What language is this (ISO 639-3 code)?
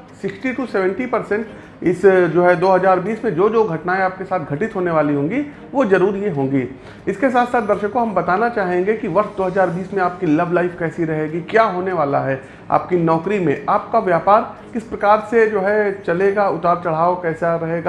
hin